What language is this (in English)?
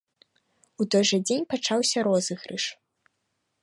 Belarusian